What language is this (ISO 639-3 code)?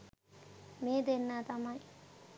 sin